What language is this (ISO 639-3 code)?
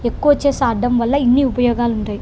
tel